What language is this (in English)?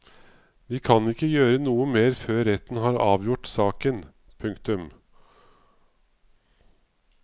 Norwegian